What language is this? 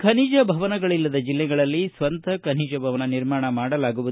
Kannada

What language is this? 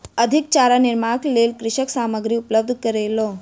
Maithili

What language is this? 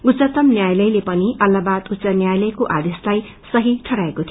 Nepali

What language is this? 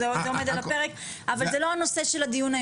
Hebrew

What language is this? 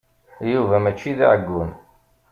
Kabyle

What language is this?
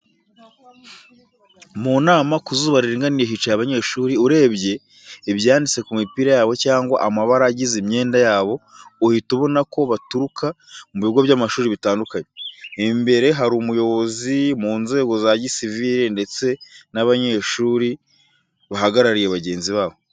Kinyarwanda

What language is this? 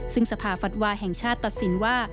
Thai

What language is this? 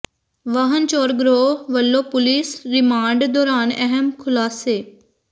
Punjabi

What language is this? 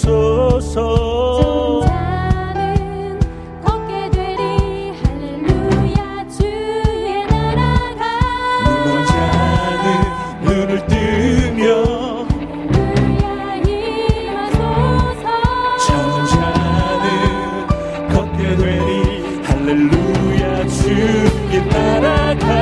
Korean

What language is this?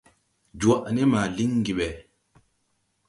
Tupuri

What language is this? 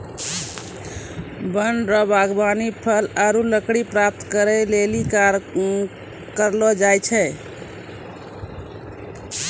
Maithili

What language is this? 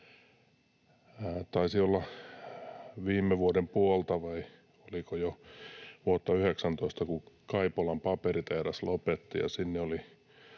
Finnish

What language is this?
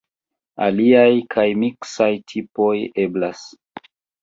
Esperanto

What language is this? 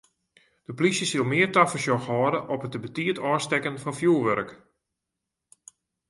Western Frisian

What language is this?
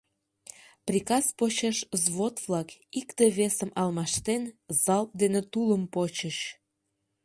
Mari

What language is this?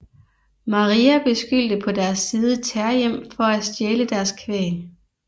Danish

